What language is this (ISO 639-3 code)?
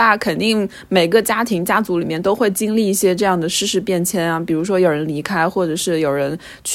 zho